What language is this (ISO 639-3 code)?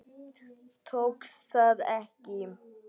isl